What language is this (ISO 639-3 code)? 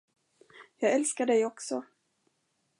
swe